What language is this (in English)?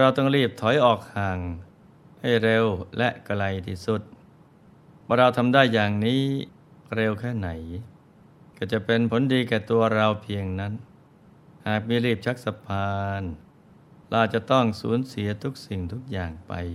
Thai